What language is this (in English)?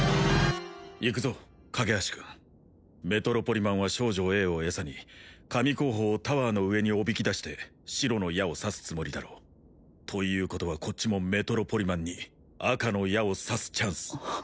Japanese